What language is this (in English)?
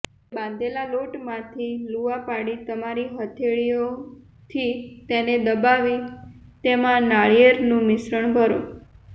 Gujarati